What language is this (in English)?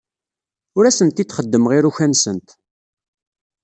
Kabyle